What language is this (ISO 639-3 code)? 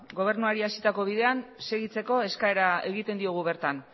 eus